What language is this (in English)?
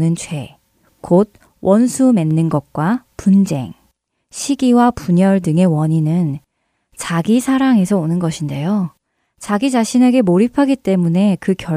Korean